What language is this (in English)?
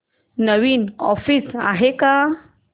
Marathi